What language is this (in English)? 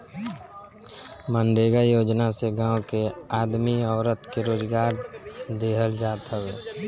Bhojpuri